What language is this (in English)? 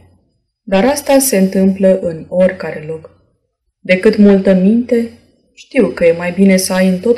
Romanian